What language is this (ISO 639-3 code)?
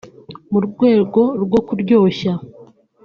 kin